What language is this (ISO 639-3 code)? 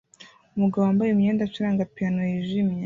kin